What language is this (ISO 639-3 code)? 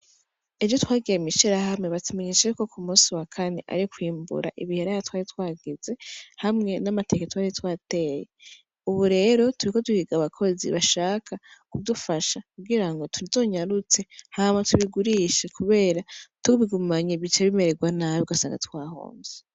run